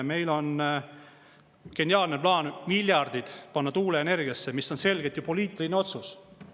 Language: Estonian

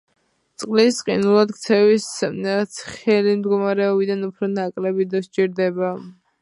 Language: Georgian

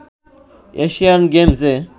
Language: Bangla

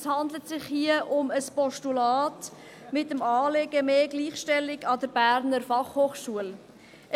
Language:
Swiss German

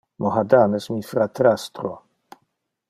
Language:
Interlingua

